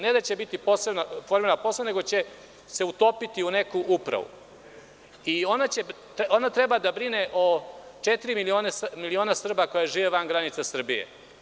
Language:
Serbian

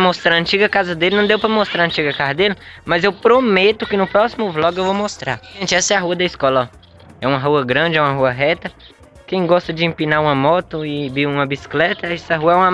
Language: Portuguese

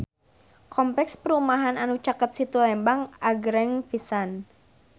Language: Sundanese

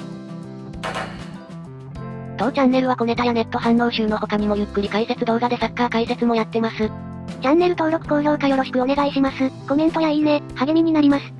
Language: Japanese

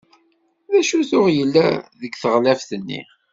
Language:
Kabyle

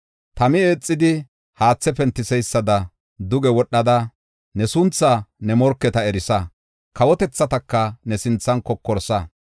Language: Gofa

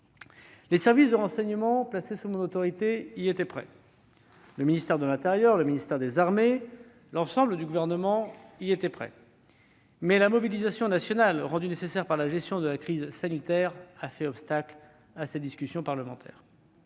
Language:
French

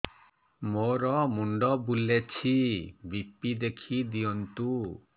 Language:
Odia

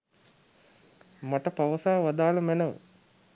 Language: Sinhala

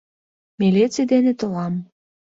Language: Mari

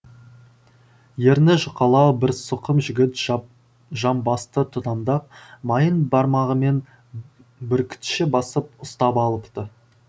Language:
Kazakh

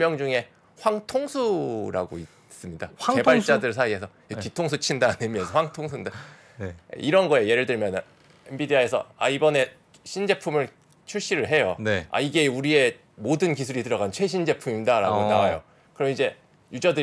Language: Korean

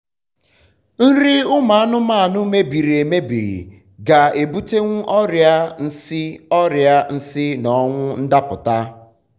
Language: Igbo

